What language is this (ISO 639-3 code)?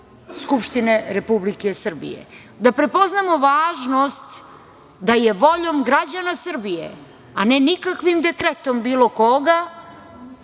srp